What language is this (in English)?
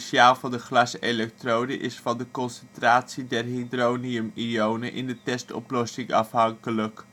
Dutch